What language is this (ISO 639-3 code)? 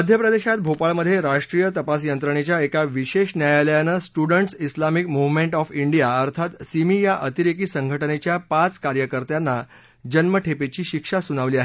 mar